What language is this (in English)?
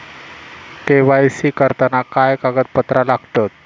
Marathi